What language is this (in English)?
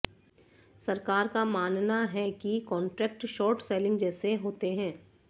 Hindi